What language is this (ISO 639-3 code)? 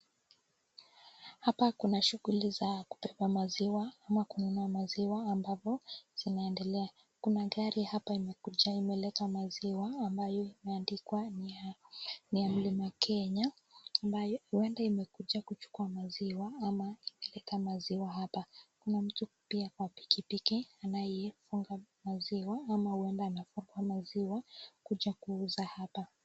swa